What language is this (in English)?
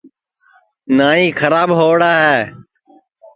Sansi